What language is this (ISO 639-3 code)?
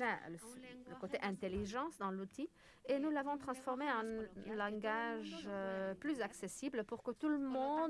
fra